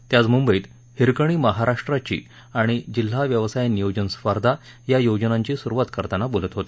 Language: Marathi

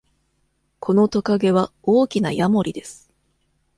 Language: Japanese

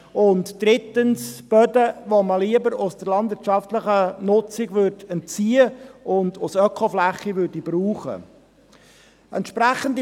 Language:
Swiss German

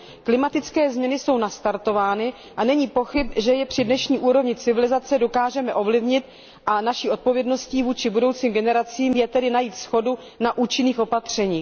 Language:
Czech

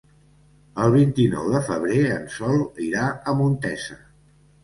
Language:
Catalan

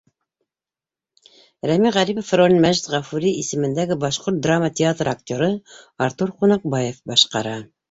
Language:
Bashkir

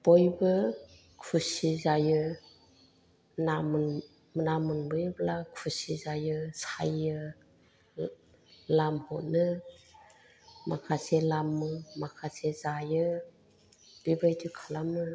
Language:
Bodo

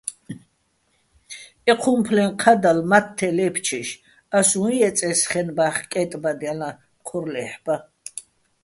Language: Bats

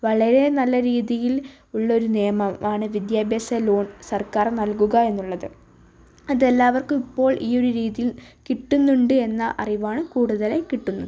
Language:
Malayalam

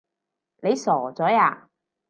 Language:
Cantonese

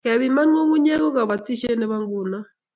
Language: Kalenjin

